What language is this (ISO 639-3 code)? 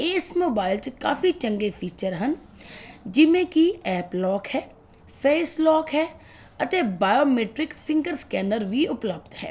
pan